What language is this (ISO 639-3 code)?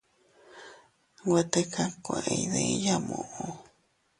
cut